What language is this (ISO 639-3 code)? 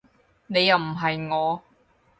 yue